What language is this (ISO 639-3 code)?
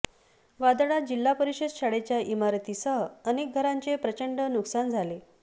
mar